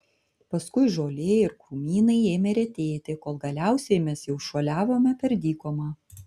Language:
Lithuanian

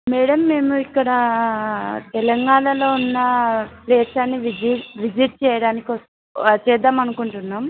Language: Telugu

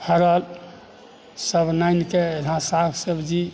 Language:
Maithili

